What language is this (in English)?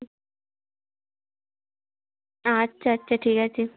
Bangla